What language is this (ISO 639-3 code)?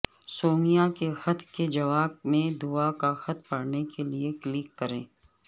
urd